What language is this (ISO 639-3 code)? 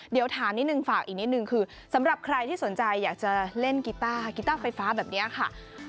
tha